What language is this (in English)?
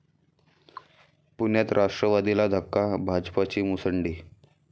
Marathi